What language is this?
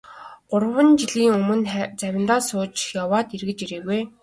Mongolian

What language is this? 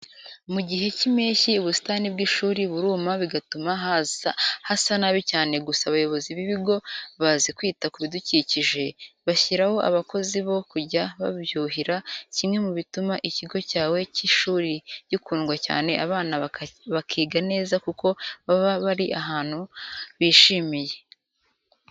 Kinyarwanda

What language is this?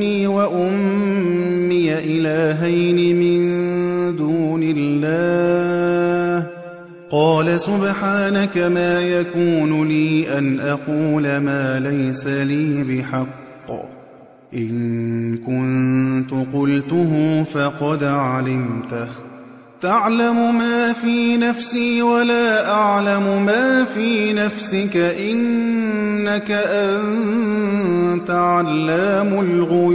Arabic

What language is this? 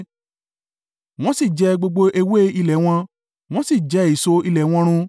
Yoruba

